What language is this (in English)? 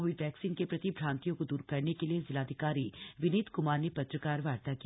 Hindi